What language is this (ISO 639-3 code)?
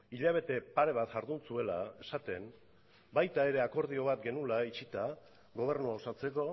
eus